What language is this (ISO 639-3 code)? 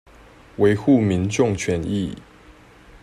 zho